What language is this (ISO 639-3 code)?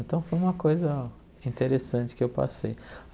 por